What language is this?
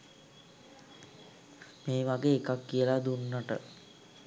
Sinhala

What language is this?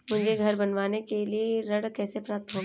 Hindi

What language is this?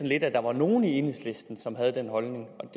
Danish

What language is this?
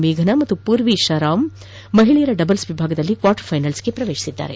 Kannada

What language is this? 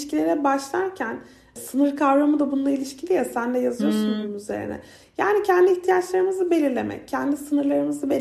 Turkish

